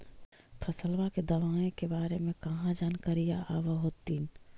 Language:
Magahi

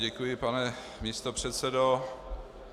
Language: Czech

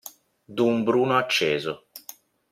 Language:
Italian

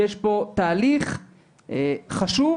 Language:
Hebrew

